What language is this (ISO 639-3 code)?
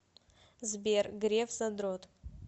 rus